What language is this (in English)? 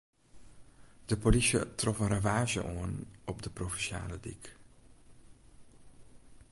Western Frisian